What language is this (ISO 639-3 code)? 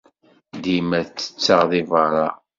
kab